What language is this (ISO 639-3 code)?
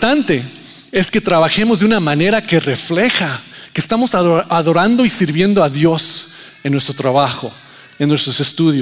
spa